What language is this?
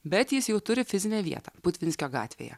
Lithuanian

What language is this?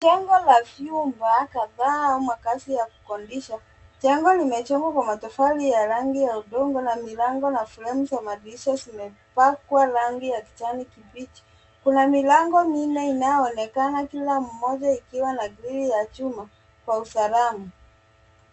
Swahili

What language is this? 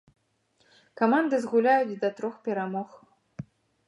Belarusian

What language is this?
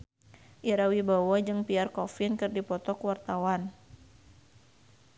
Sundanese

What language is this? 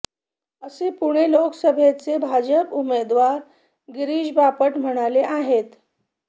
Marathi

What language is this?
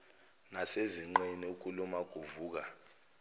Zulu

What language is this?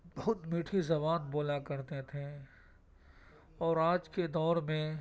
Urdu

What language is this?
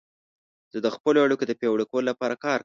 Pashto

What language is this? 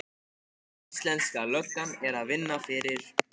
Icelandic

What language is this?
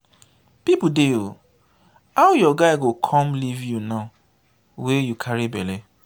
Nigerian Pidgin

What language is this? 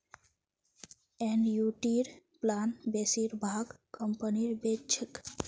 Magahi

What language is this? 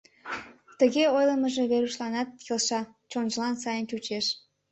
Mari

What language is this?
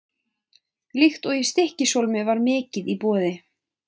Icelandic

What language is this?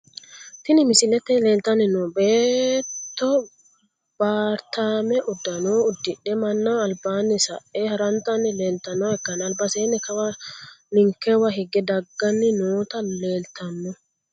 Sidamo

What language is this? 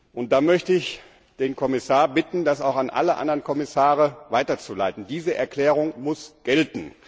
German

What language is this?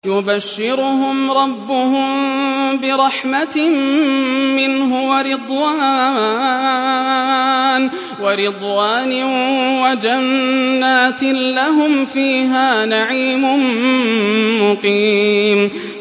Arabic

